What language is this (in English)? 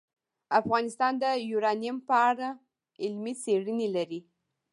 Pashto